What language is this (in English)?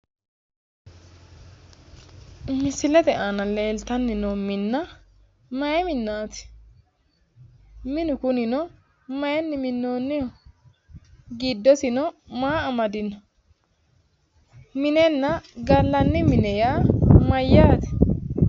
Sidamo